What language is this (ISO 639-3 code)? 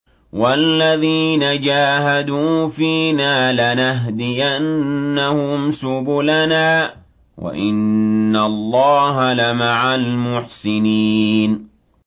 ara